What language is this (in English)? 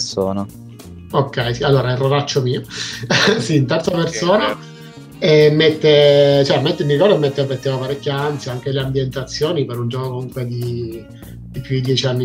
Italian